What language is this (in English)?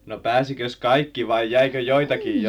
Finnish